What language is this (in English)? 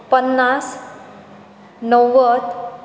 Konkani